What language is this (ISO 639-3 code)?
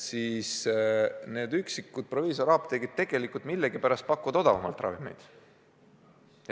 est